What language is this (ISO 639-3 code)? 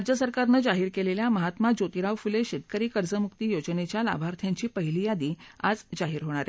mar